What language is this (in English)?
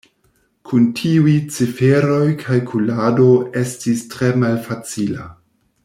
Esperanto